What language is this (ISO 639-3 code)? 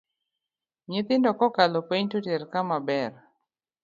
luo